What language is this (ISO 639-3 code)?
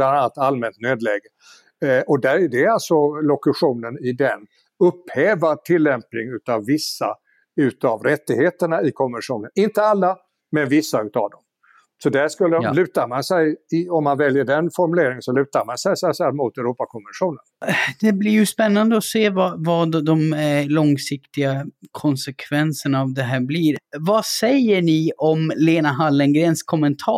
swe